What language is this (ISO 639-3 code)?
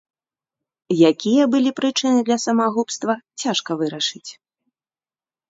bel